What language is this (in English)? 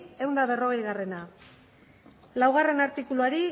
Basque